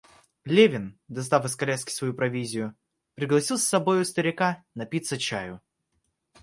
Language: Russian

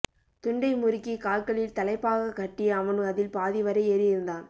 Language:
Tamil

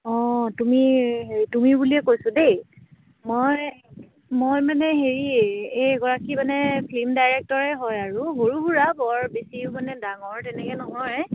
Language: Assamese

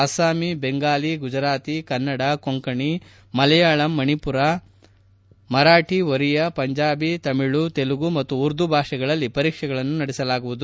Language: Kannada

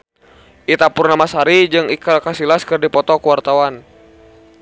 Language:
Sundanese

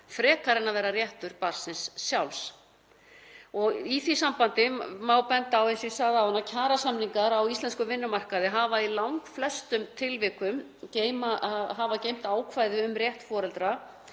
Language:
Icelandic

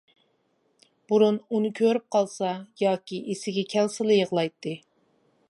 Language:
Uyghur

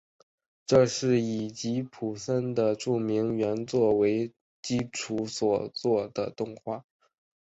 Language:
Chinese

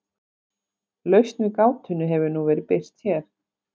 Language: Icelandic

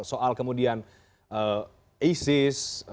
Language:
Indonesian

